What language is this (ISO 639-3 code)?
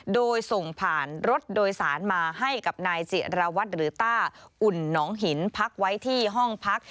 tha